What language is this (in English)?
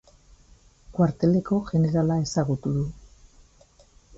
Basque